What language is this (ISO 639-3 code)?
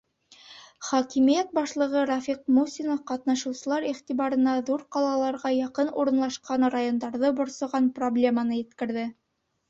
bak